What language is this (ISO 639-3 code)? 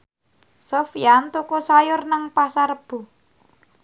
jav